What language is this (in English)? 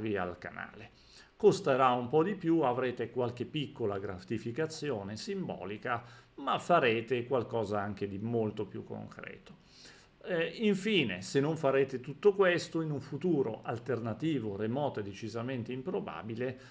Italian